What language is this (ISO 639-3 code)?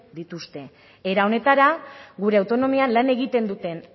eus